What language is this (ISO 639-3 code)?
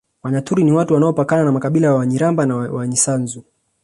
swa